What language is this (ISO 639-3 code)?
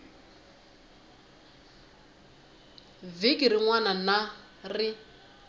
tso